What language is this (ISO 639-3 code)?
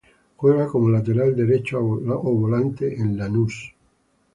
spa